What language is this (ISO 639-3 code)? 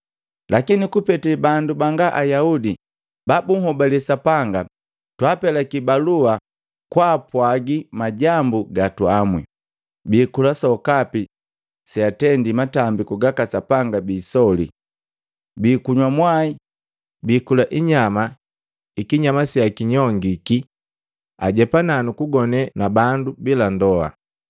mgv